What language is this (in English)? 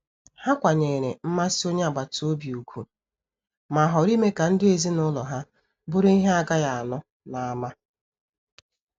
Igbo